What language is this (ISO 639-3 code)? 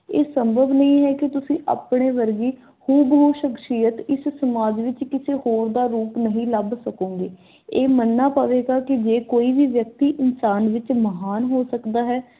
pan